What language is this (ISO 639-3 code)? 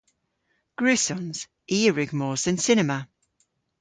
cor